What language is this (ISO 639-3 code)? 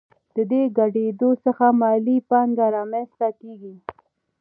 pus